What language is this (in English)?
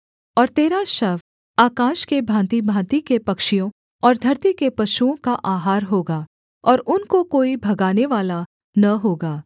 Hindi